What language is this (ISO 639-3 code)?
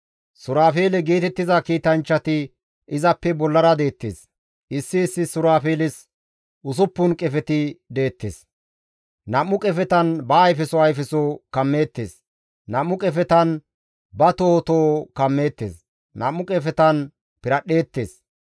gmv